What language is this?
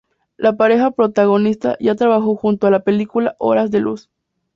Spanish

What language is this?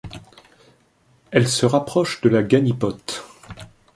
French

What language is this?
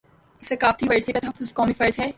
Urdu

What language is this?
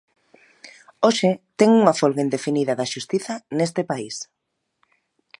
Galician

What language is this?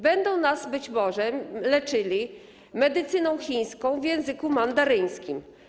Polish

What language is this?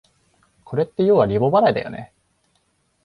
Japanese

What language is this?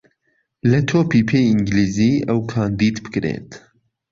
Central Kurdish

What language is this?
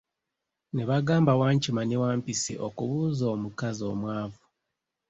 Ganda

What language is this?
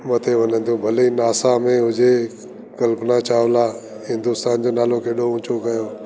Sindhi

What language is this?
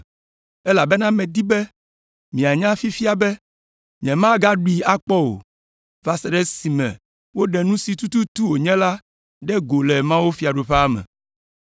Ewe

